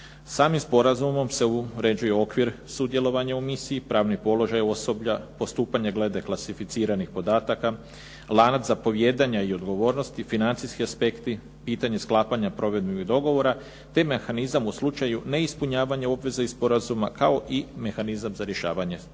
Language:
Croatian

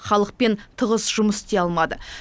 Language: Kazakh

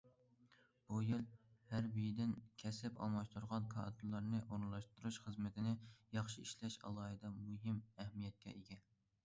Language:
Uyghur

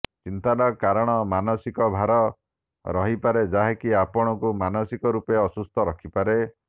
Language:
Odia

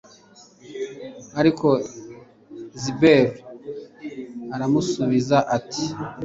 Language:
Kinyarwanda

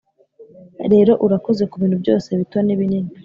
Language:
Kinyarwanda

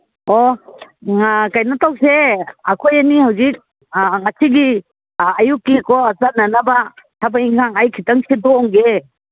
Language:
Manipuri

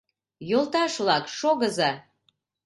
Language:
Mari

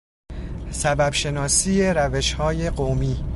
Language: Persian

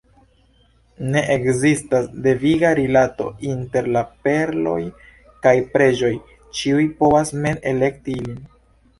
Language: Esperanto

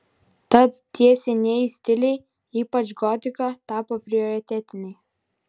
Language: Lithuanian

